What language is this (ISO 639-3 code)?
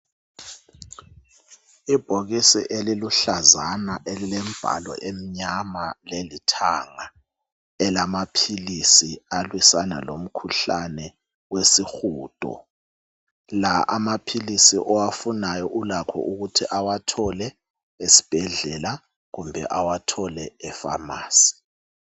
nde